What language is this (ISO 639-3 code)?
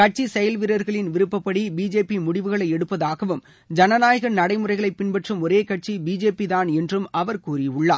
tam